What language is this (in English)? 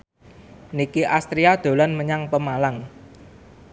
Javanese